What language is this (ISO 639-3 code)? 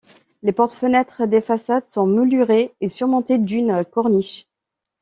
fra